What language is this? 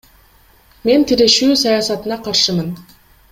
Kyrgyz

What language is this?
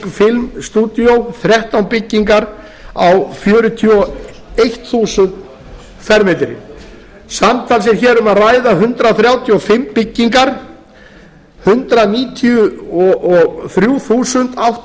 Icelandic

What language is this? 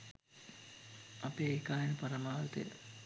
Sinhala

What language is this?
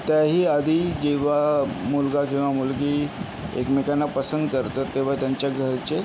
Marathi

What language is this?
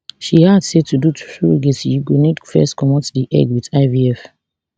Nigerian Pidgin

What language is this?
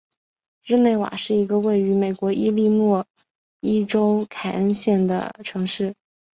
Chinese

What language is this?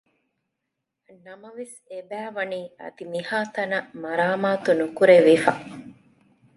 Divehi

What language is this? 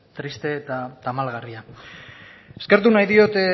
Basque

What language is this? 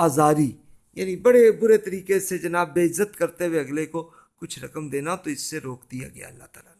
Urdu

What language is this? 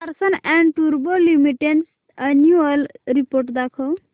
Marathi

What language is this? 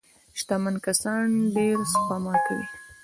Pashto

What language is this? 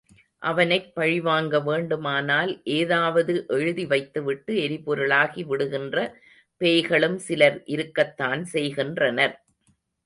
Tamil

